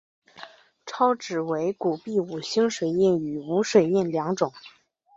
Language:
Chinese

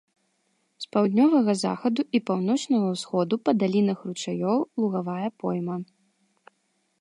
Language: Belarusian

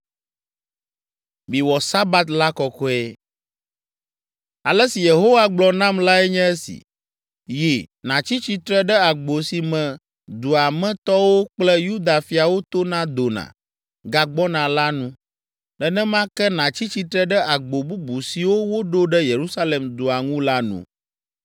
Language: Ewe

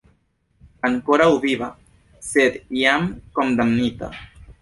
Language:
Esperanto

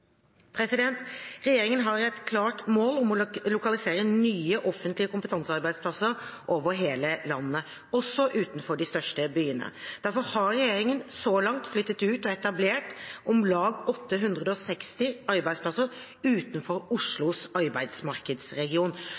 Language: Norwegian Bokmål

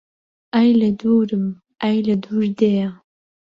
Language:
Central Kurdish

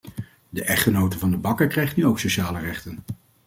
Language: Dutch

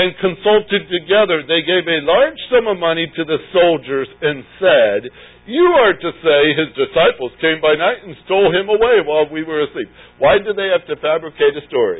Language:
English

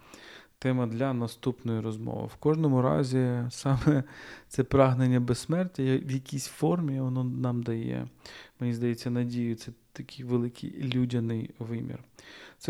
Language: Ukrainian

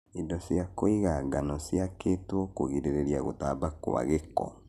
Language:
Kikuyu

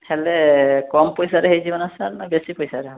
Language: Odia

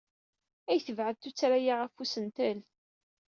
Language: Kabyle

